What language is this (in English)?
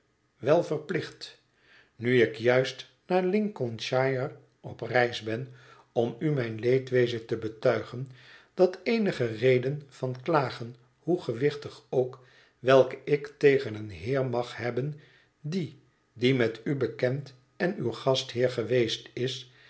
Dutch